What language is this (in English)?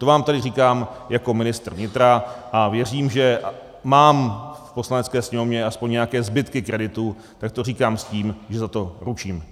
Czech